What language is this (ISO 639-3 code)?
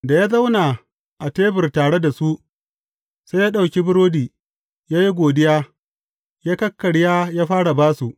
hau